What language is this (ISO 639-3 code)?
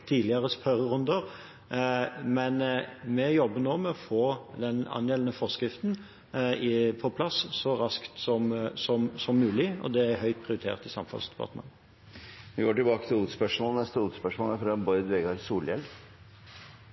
nob